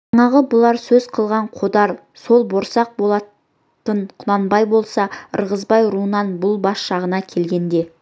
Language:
Kazakh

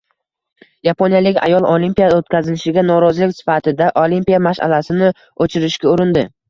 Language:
Uzbek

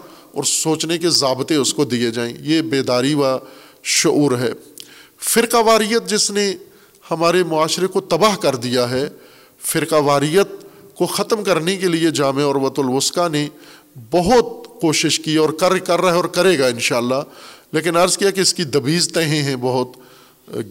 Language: Urdu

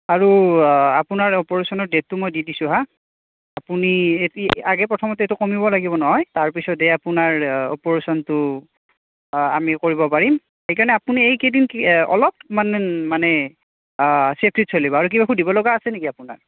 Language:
Assamese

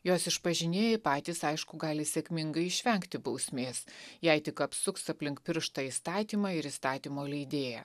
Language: Lithuanian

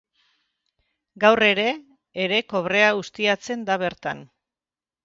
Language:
Basque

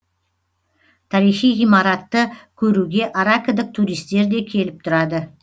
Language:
Kazakh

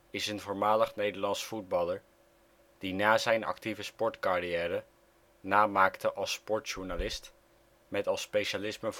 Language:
Dutch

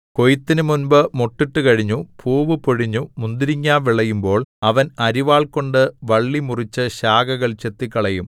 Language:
Malayalam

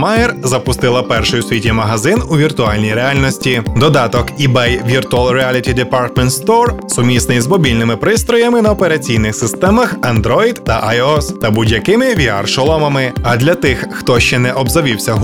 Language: Ukrainian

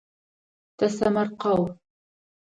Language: Adyghe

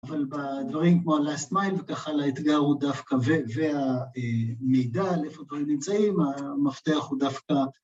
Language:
Hebrew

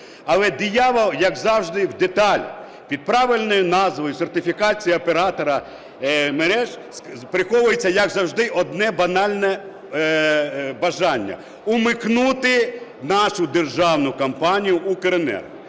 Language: Ukrainian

